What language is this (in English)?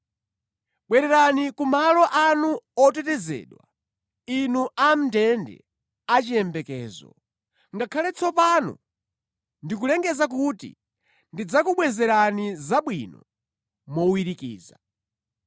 Nyanja